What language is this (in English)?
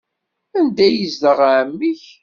Kabyle